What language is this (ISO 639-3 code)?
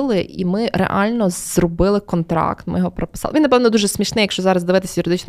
ukr